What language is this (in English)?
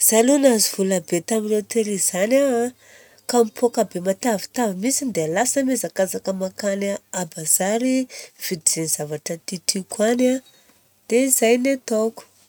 Southern Betsimisaraka Malagasy